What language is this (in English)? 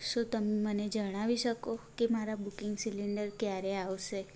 Gujarati